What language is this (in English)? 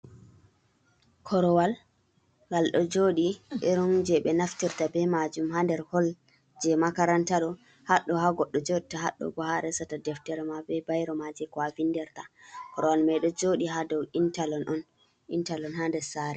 Fula